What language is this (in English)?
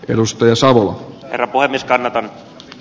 Finnish